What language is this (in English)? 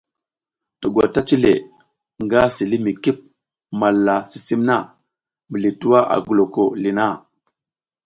South Giziga